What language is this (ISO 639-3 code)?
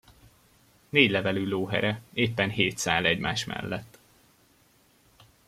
hun